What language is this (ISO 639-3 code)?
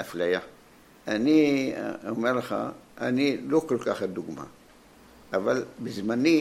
heb